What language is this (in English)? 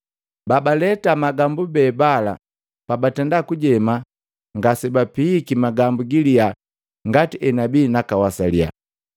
Matengo